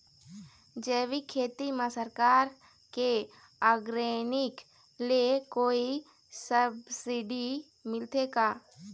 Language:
Chhattisgarhi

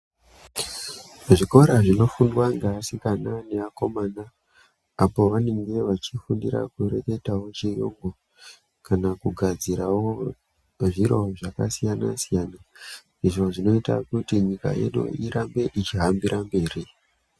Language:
Ndau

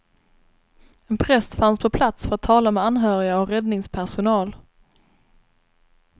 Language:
Swedish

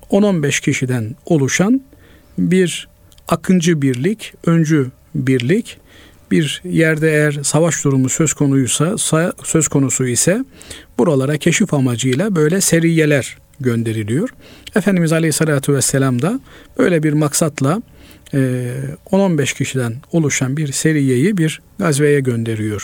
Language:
Turkish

